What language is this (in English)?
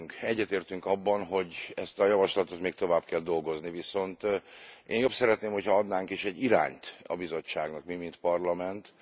Hungarian